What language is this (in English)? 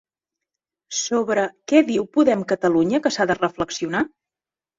Catalan